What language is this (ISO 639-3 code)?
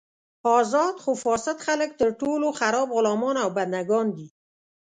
pus